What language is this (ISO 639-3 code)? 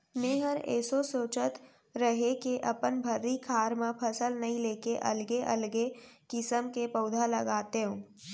hne